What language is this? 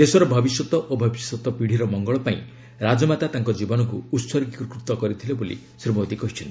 Odia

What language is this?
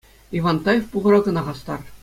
Chuvash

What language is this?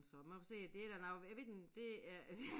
Danish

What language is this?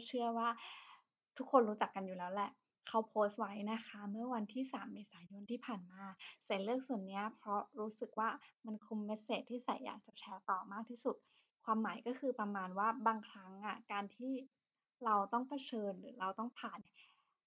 Thai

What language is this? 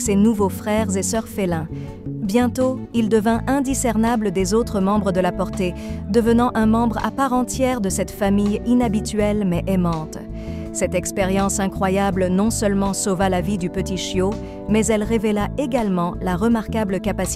French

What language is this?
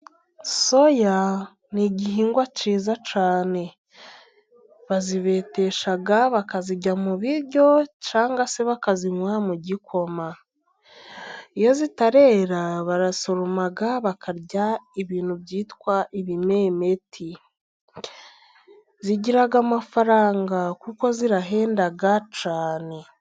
Kinyarwanda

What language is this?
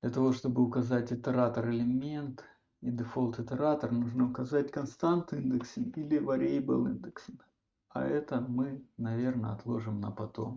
Russian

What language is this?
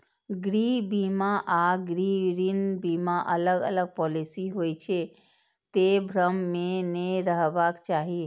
Maithili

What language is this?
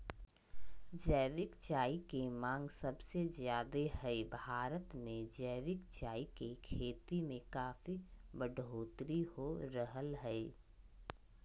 Magahi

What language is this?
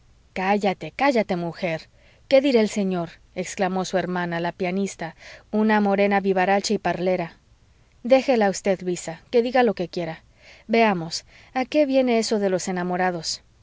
Spanish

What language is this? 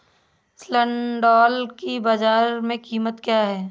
Hindi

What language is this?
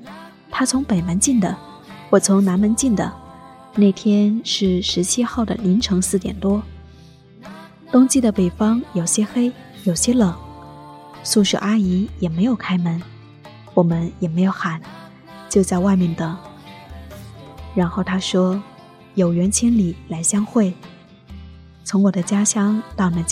Chinese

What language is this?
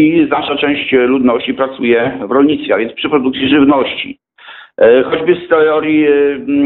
Polish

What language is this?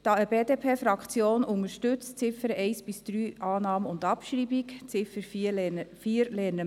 Swiss German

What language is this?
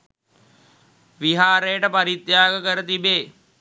Sinhala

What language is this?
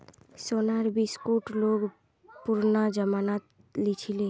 Magahi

